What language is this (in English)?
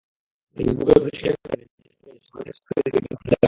Bangla